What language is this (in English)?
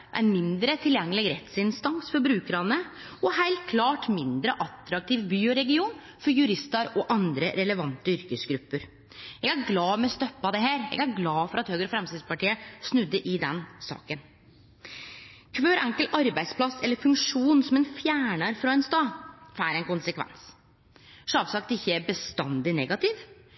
Norwegian Nynorsk